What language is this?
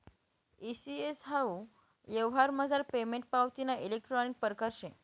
Marathi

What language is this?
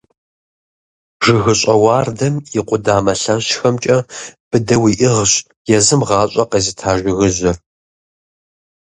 Kabardian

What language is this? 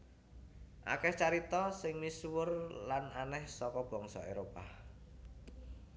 Javanese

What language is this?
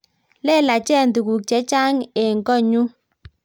Kalenjin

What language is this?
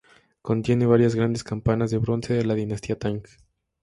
Spanish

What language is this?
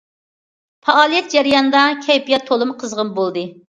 Uyghur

